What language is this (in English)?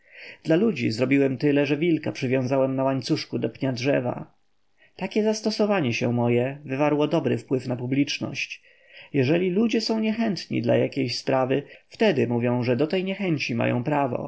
Polish